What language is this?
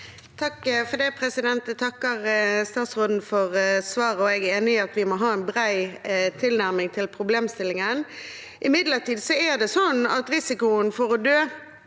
Norwegian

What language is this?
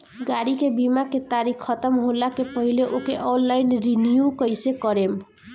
Bhojpuri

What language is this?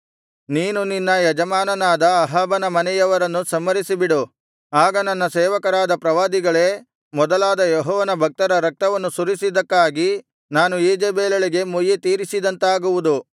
Kannada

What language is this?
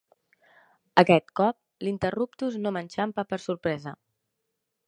Catalan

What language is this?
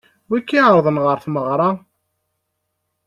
Kabyle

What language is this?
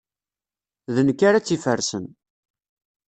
Kabyle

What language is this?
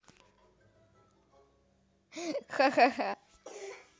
Russian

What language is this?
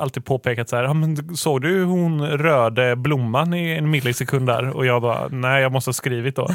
Swedish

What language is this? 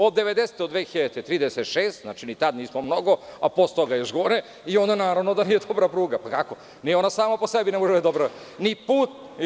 Serbian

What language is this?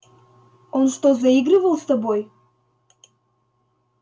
Russian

